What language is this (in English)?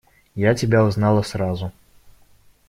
Russian